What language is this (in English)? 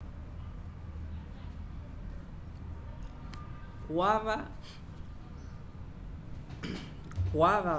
Umbundu